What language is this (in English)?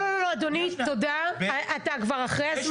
Hebrew